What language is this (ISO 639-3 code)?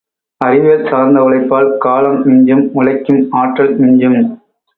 tam